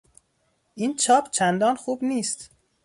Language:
Persian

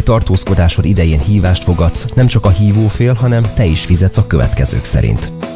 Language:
Hungarian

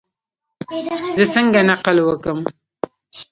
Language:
Pashto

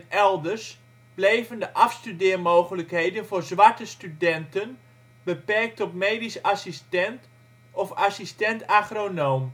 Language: Dutch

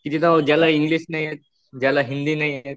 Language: Marathi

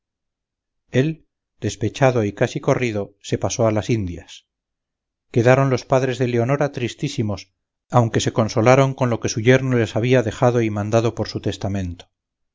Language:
Spanish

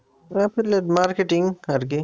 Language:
Bangla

